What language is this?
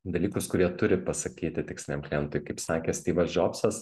Lithuanian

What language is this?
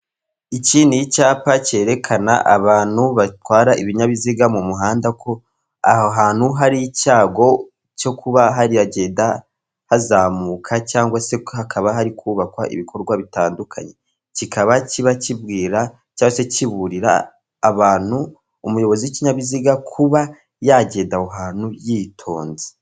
Kinyarwanda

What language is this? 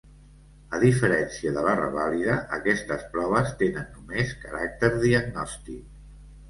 Catalan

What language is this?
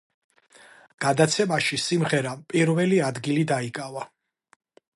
Georgian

